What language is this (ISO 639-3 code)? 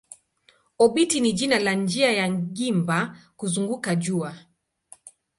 swa